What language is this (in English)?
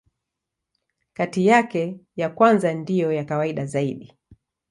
Swahili